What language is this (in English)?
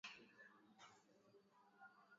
Swahili